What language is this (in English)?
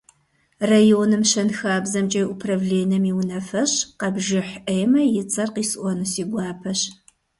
Kabardian